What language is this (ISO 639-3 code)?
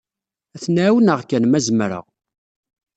kab